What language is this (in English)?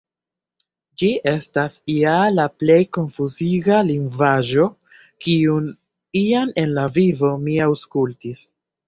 Esperanto